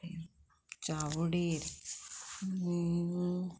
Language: Konkani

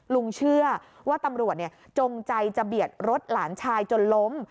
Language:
Thai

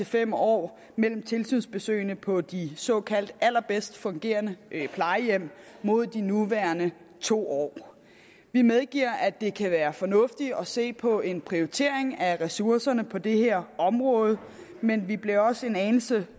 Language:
Danish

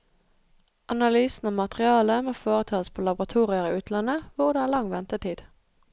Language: Norwegian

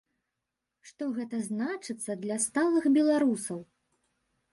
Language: Belarusian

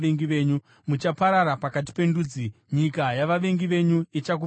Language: Shona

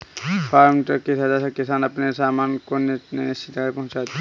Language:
Hindi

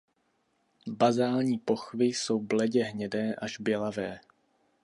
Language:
Czech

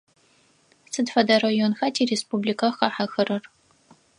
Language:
Adyghe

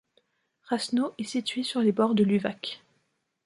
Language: French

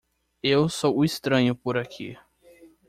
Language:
Portuguese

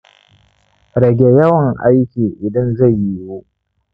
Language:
Hausa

